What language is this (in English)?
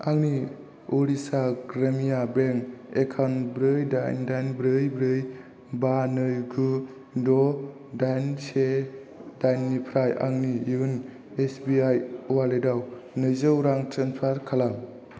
Bodo